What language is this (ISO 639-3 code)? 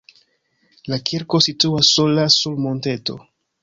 epo